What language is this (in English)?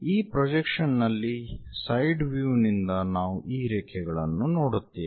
Kannada